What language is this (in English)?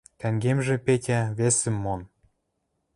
Western Mari